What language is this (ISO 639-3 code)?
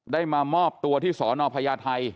tha